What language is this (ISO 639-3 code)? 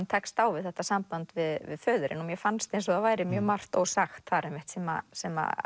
isl